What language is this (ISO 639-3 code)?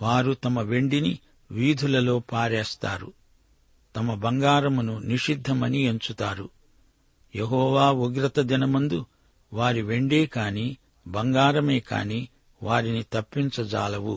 tel